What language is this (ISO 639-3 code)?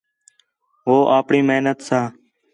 xhe